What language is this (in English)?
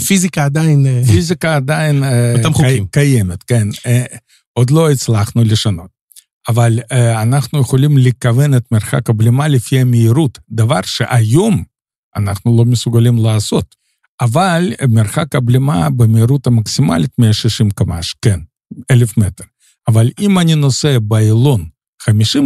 Hebrew